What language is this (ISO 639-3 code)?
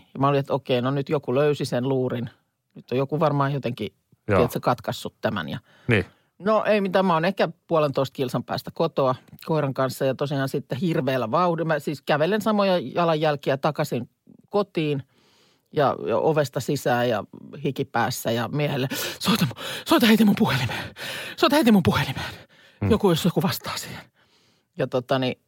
fin